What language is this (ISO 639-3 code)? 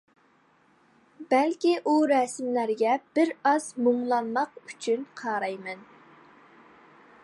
uig